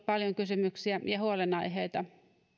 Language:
Finnish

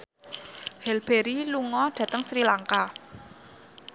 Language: Javanese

